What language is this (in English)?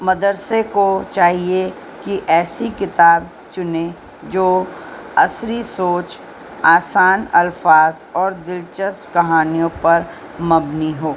Urdu